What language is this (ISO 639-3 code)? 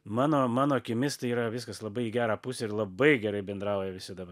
lit